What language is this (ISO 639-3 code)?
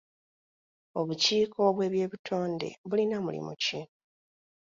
lug